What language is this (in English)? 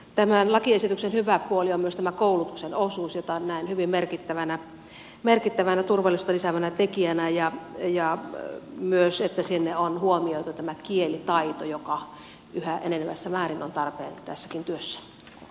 Finnish